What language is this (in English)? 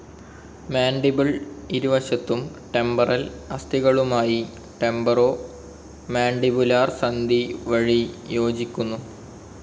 Malayalam